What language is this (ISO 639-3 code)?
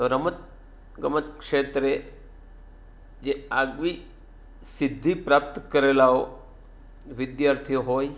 guj